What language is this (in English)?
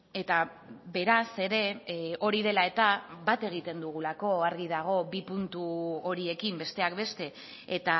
Basque